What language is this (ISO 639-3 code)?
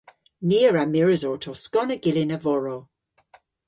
cor